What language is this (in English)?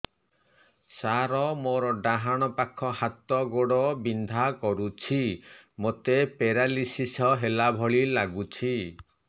Odia